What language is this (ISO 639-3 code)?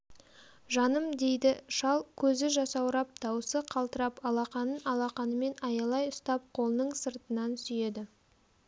kaz